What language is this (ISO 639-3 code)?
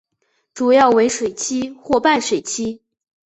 zho